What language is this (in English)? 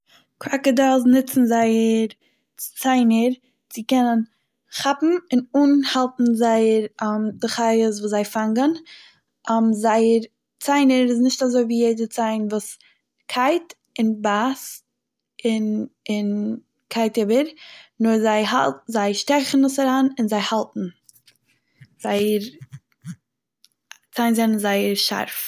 Yiddish